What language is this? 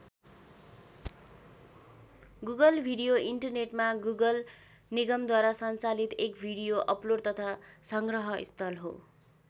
Nepali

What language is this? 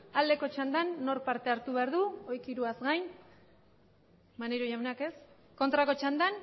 Basque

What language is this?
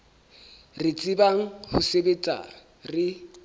Southern Sotho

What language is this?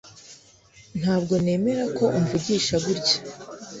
Kinyarwanda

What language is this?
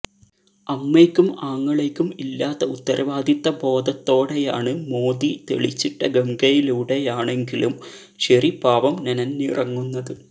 Malayalam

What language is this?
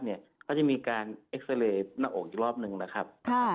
Thai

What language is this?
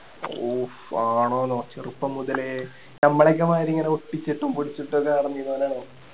Malayalam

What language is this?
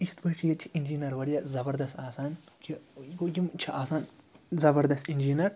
Kashmiri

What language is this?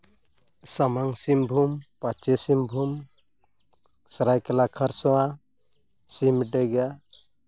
Santali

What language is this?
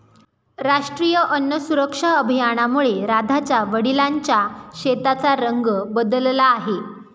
Marathi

